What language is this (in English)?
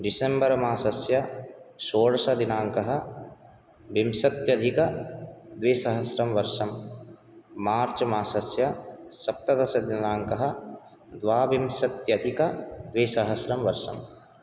Sanskrit